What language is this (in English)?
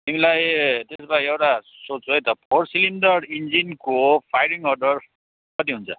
Nepali